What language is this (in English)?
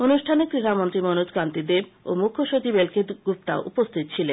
Bangla